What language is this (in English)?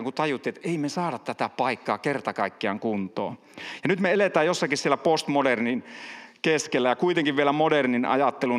Finnish